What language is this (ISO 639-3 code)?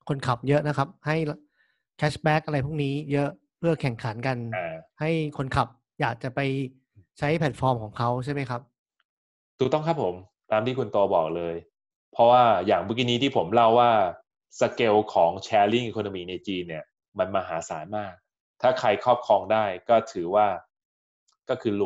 tha